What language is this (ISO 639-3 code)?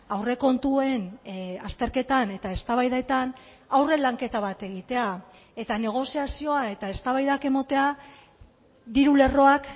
eus